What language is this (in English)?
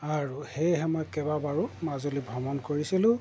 Assamese